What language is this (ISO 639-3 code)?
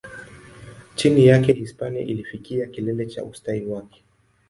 swa